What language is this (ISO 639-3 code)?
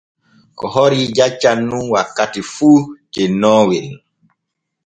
fue